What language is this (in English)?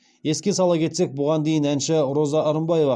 Kazakh